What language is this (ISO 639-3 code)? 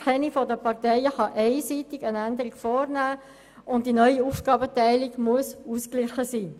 gsw